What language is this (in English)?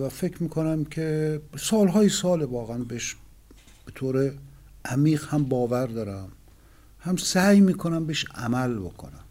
Persian